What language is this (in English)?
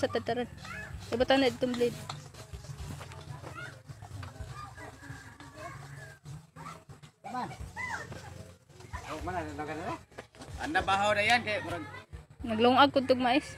Indonesian